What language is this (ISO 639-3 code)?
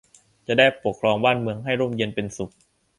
tha